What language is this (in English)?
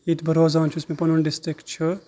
Kashmiri